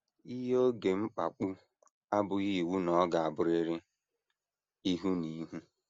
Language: Igbo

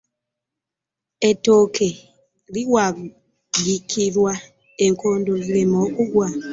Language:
Ganda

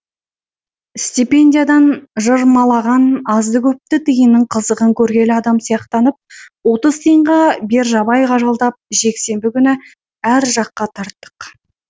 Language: Kazakh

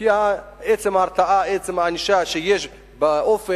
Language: Hebrew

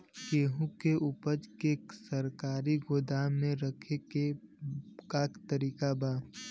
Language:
Bhojpuri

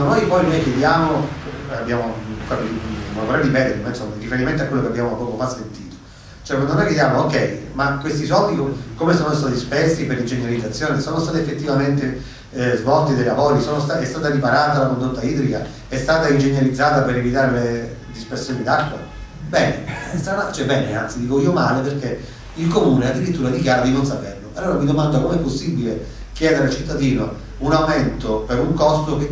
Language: Italian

